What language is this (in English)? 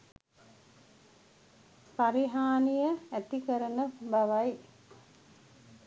Sinhala